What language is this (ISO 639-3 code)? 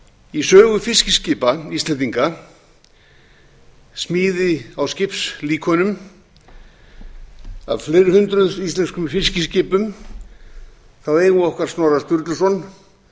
isl